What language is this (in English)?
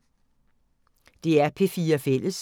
Danish